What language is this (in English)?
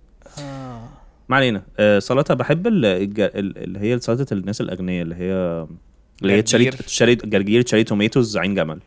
Arabic